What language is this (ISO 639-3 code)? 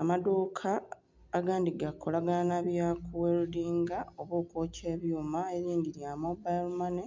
xog